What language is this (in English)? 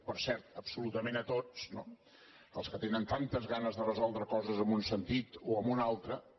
Catalan